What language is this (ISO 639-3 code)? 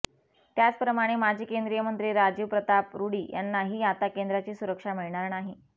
mar